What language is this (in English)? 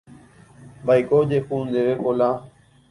Guarani